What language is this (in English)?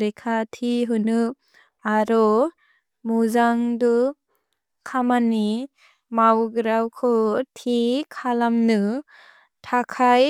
Bodo